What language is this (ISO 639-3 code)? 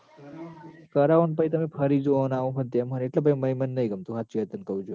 guj